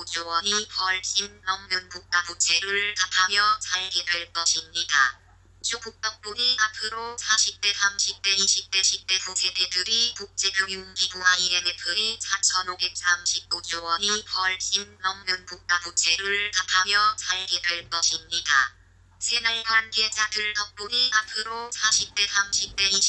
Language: Korean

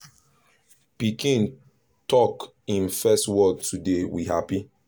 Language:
Nigerian Pidgin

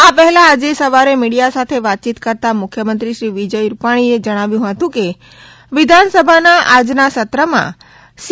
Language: Gujarati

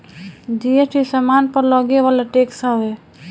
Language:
Bhojpuri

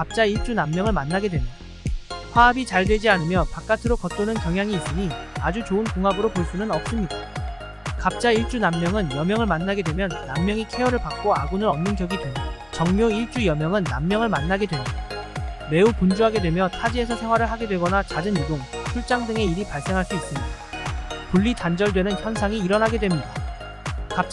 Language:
Korean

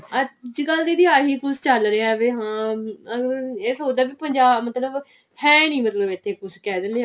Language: Punjabi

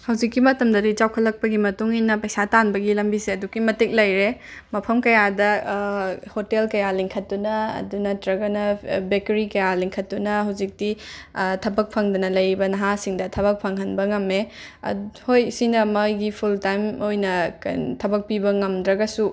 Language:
Manipuri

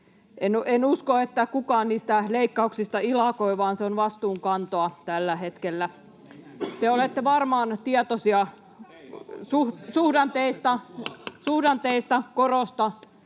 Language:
Finnish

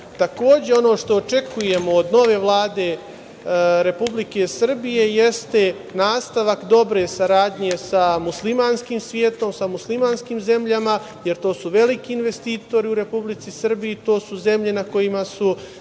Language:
Serbian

